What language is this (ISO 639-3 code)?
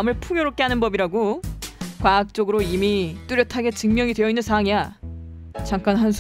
kor